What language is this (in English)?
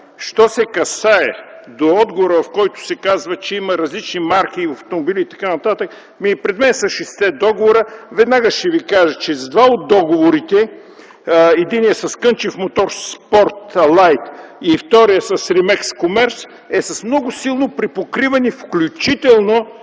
Bulgarian